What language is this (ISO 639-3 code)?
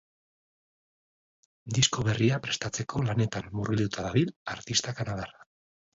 eus